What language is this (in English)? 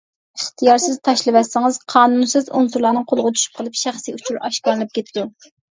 Uyghur